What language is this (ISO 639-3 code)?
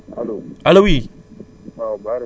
wol